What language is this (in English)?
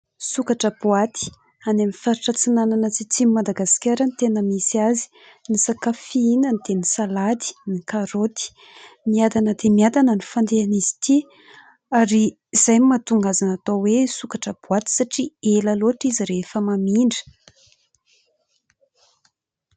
Malagasy